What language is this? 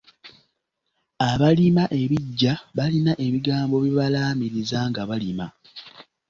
Ganda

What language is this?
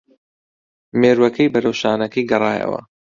Central Kurdish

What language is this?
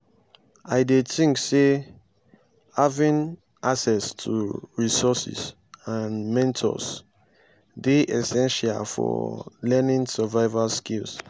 Nigerian Pidgin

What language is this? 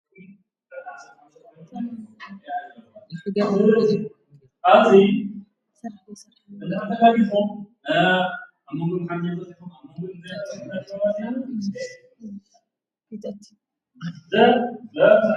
Tigrinya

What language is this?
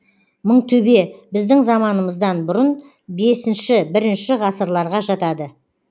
Kazakh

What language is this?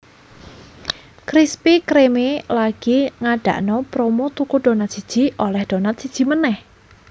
Javanese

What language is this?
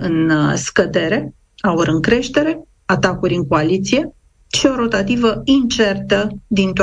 Romanian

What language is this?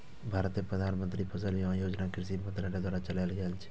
Maithili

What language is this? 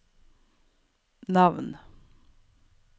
Norwegian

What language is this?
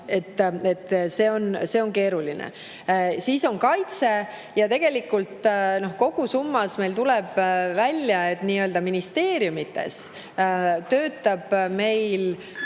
Estonian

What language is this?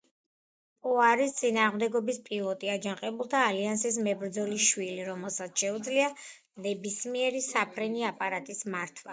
Georgian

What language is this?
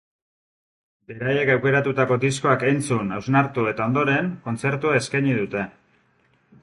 Basque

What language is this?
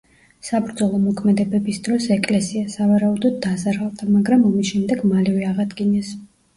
Georgian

